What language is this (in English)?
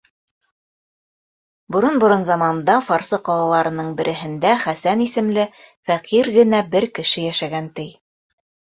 Bashkir